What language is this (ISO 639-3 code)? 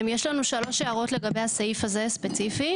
heb